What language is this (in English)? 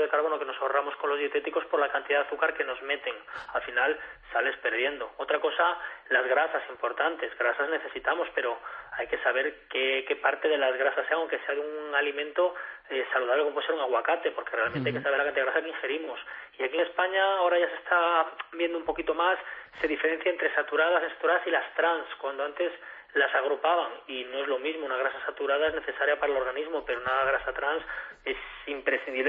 Spanish